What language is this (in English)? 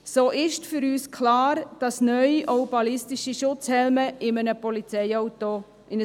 Swiss German